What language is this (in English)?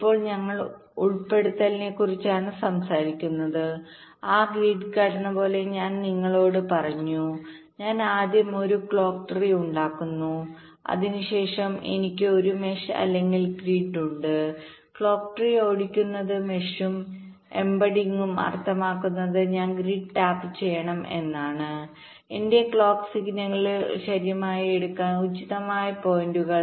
Malayalam